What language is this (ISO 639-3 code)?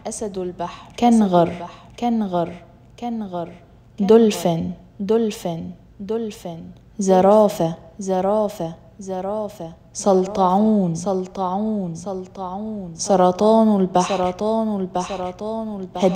ara